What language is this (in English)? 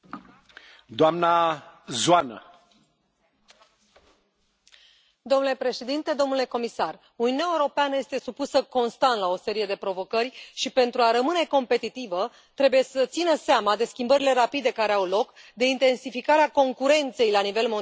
Romanian